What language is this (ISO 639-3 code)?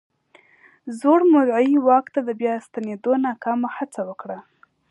pus